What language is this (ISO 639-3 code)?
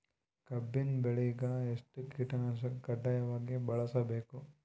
kan